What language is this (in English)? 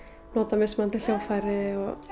Icelandic